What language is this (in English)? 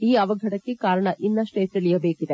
Kannada